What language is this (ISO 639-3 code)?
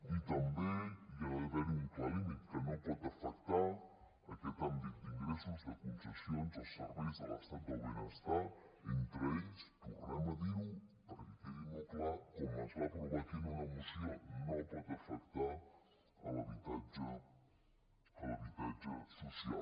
cat